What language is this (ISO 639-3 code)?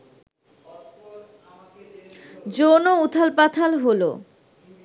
ben